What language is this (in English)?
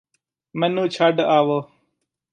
Punjabi